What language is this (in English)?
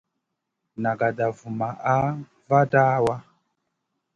Masana